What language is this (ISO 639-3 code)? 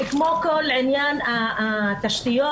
heb